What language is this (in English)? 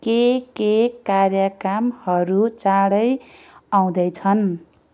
Nepali